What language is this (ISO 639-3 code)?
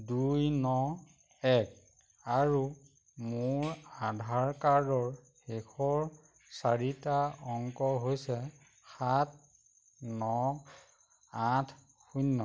asm